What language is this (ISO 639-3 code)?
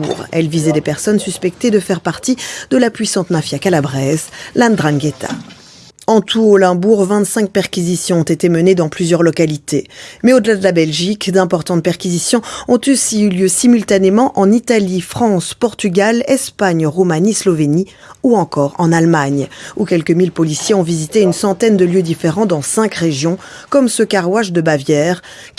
fra